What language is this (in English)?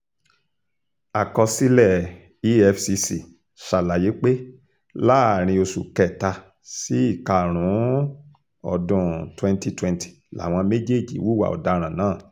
Yoruba